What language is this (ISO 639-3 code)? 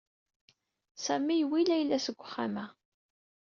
kab